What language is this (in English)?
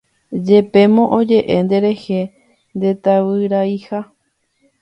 Guarani